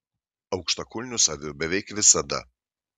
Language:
Lithuanian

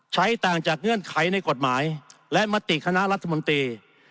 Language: Thai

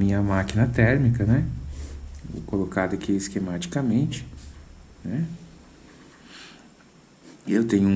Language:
Portuguese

